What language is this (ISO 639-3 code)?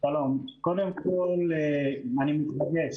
heb